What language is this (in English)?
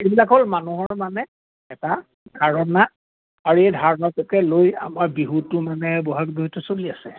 Assamese